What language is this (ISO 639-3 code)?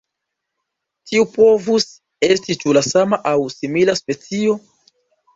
epo